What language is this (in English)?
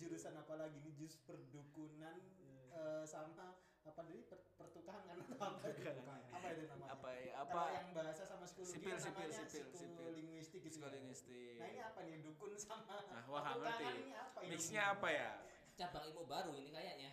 Indonesian